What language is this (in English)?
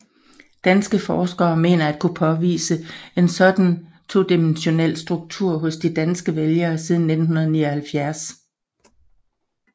Danish